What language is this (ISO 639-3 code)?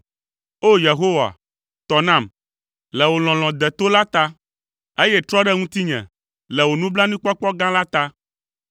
ewe